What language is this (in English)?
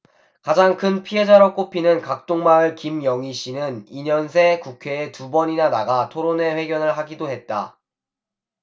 Korean